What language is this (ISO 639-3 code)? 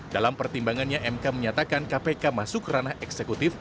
ind